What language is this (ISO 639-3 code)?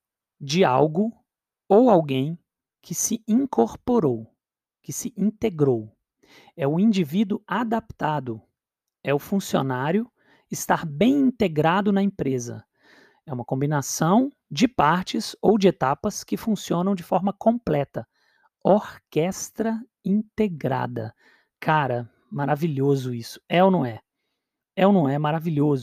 por